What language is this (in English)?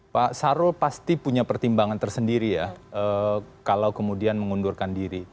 Indonesian